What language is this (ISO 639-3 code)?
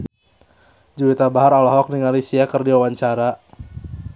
sun